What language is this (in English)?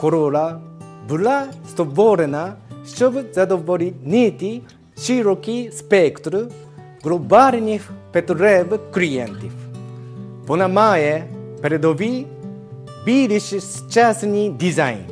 Russian